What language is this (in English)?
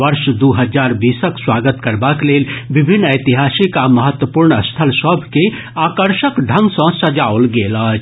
Maithili